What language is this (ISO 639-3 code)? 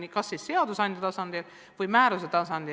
est